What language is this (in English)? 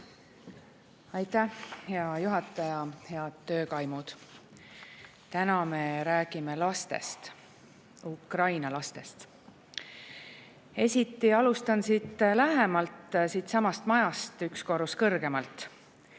Estonian